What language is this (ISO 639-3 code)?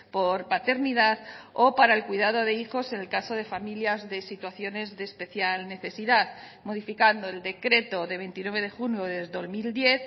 spa